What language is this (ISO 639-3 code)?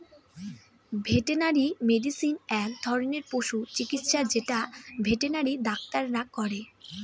ben